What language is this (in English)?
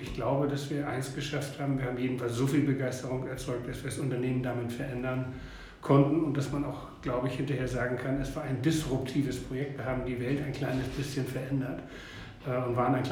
German